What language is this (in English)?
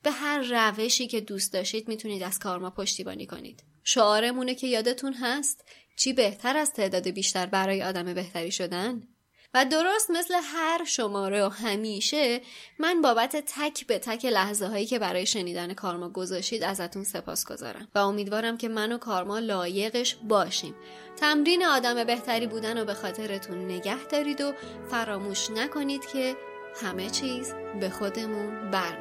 Persian